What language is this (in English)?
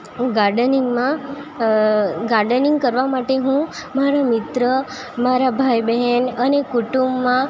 Gujarati